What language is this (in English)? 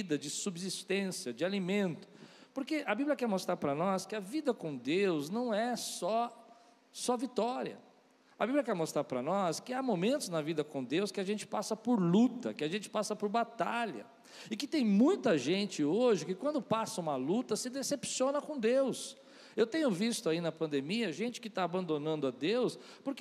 Portuguese